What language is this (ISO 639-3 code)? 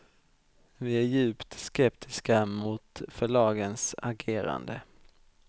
swe